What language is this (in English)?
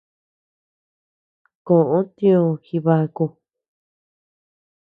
Tepeuxila Cuicatec